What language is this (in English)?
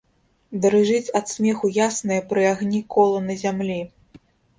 Belarusian